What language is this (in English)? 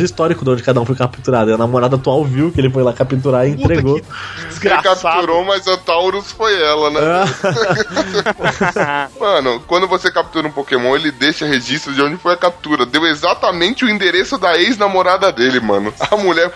Portuguese